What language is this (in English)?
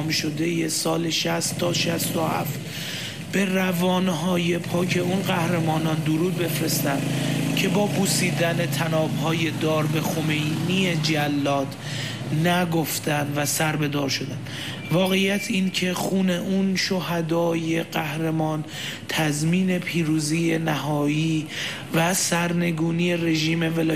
Persian